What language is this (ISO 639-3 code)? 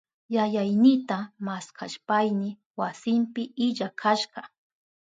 qup